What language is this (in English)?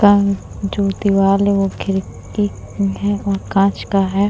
Hindi